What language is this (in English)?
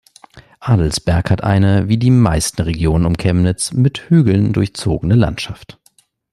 German